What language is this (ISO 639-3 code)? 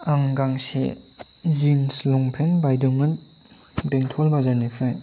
brx